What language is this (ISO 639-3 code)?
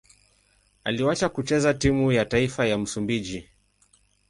swa